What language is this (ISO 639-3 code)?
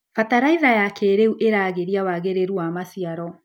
kik